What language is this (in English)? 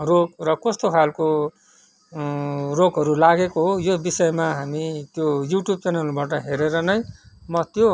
Nepali